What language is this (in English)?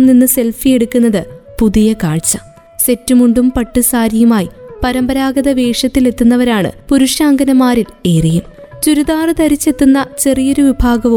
Malayalam